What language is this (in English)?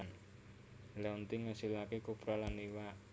Javanese